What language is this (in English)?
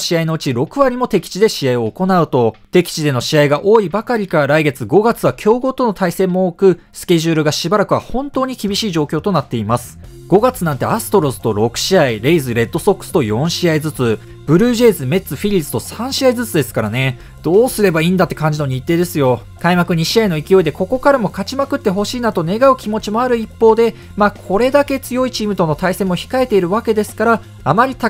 Japanese